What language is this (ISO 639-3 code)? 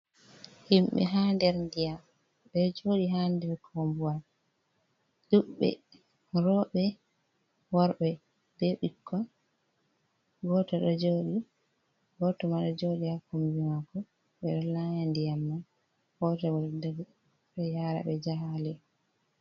ful